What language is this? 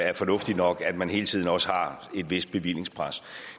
Danish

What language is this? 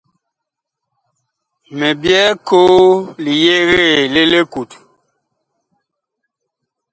Bakoko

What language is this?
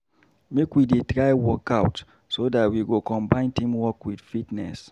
Nigerian Pidgin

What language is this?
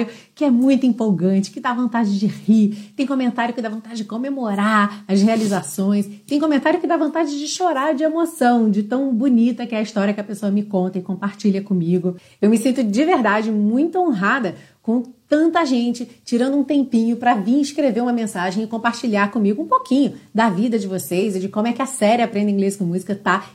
Portuguese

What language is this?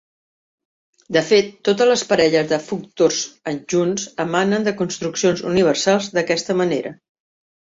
Catalan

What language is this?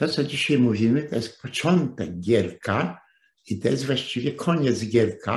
Polish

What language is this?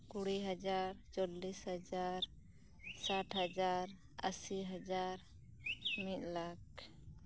Santali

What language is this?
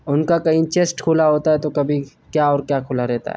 Urdu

